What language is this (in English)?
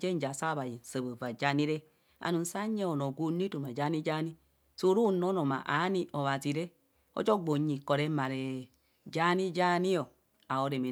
Kohumono